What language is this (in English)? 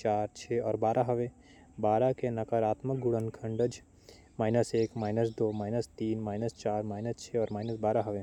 Korwa